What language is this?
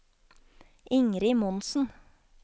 Norwegian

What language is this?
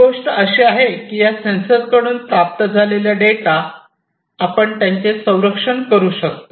Marathi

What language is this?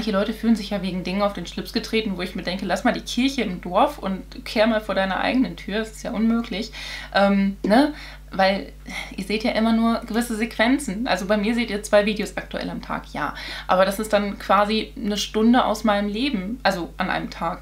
German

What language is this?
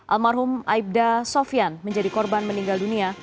Indonesian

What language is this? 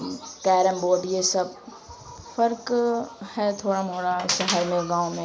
Urdu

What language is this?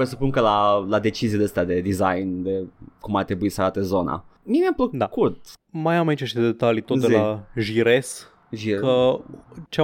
Romanian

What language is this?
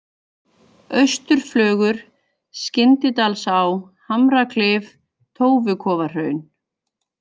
Icelandic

